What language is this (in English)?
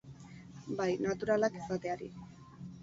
Basque